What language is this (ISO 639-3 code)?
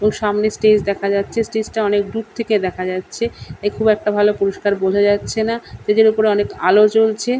ben